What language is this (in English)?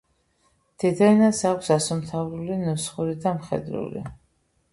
Georgian